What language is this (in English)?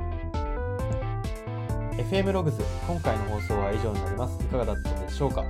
Japanese